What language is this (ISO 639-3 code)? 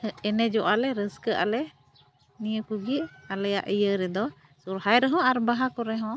sat